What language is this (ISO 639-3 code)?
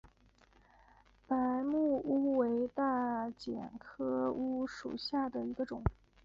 zho